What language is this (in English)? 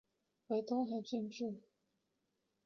Chinese